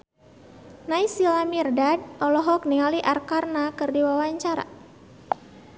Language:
Sundanese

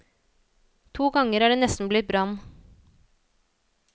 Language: Norwegian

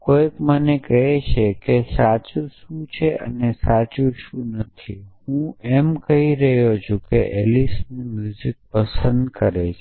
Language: Gujarati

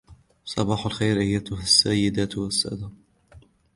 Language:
Arabic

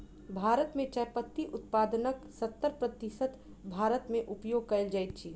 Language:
Maithili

